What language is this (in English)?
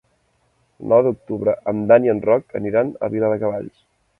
Catalan